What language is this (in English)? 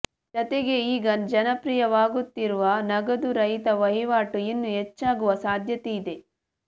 Kannada